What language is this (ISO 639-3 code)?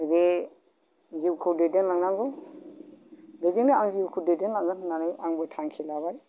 brx